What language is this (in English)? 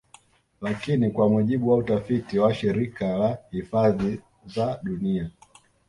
Swahili